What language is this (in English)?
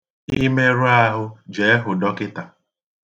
Igbo